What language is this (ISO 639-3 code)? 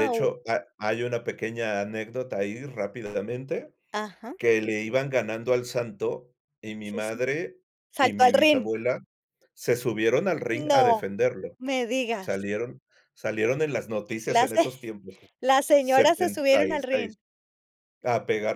spa